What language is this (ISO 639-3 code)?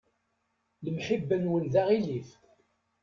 kab